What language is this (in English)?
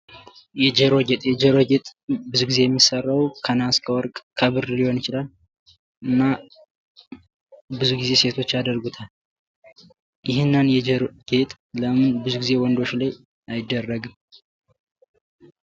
Amharic